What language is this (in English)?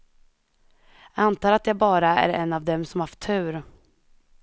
Swedish